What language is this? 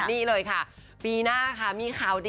Thai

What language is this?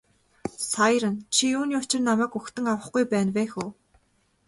Mongolian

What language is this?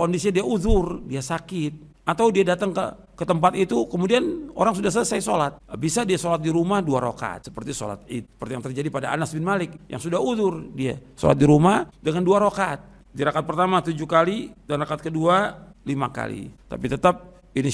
Indonesian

